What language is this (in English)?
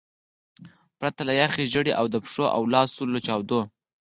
Pashto